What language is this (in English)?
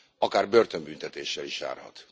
Hungarian